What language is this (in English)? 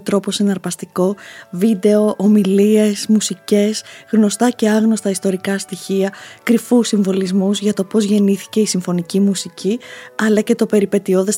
Greek